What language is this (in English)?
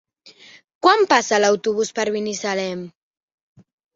Catalan